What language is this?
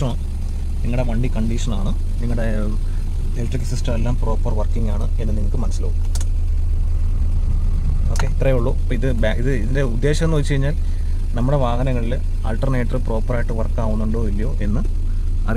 Malayalam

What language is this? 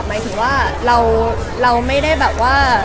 Thai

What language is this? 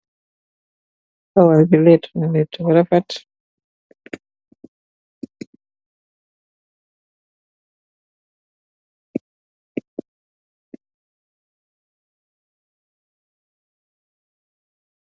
Wolof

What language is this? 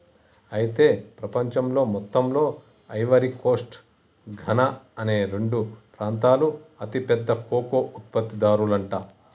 Telugu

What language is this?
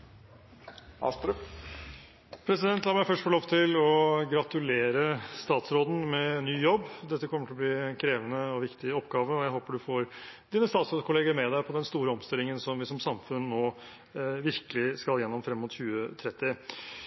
Norwegian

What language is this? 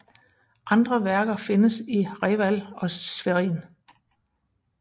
Danish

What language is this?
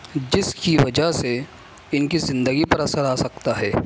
Urdu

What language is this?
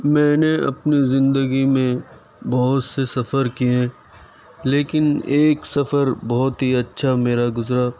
Urdu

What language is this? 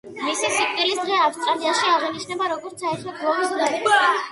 Georgian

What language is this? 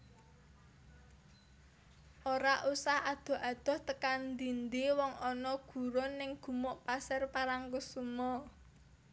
Javanese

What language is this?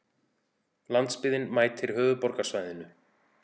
Icelandic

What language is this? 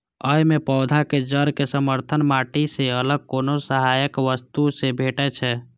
Maithili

